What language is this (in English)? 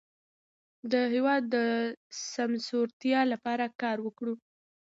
Pashto